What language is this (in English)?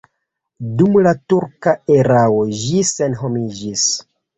Esperanto